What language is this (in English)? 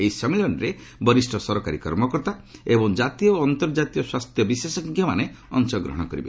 Odia